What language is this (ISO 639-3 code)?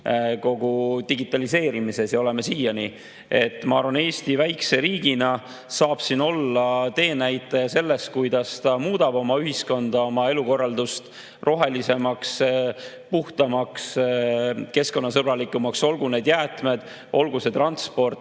est